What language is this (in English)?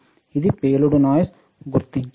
Telugu